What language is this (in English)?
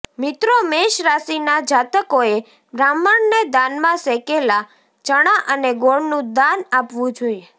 Gujarati